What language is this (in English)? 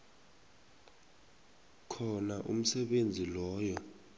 South Ndebele